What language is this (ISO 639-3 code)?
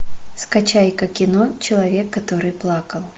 rus